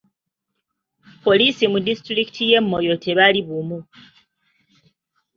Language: Ganda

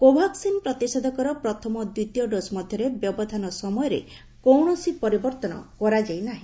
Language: Odia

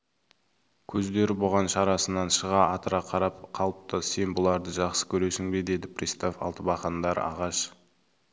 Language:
Kazakh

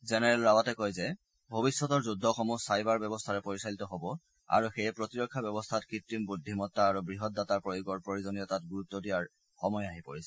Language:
Assamese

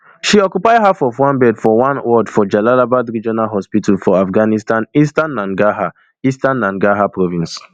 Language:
Nigerian Pidgin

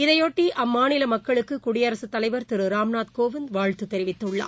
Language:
Tamil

